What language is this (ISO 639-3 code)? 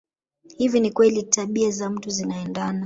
swa